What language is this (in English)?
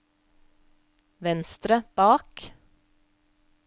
Norwegian